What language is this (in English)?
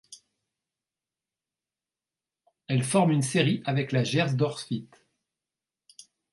French